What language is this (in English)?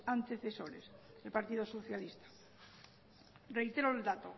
Spanish